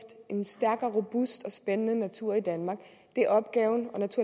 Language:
Danish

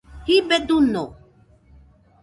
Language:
Nüpode Huitoto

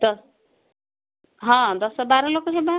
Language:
Odia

